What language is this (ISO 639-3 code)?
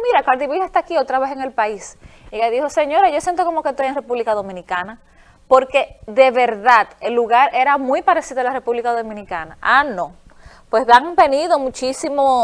spa